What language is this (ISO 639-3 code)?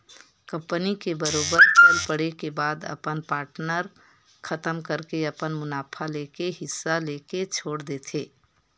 hne